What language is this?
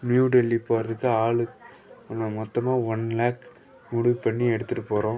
Tamil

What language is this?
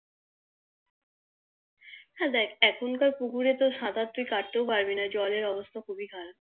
Bangla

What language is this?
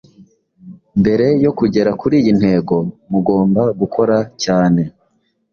Kinyarwanda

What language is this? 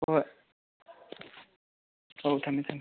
Manipuri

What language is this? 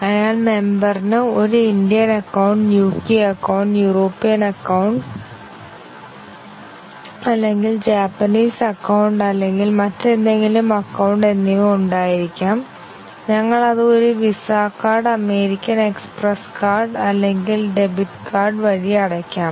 Malayalam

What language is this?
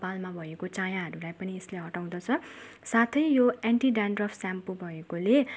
Nepali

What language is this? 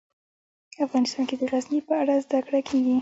Pashto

